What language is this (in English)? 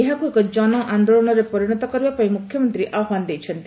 Odia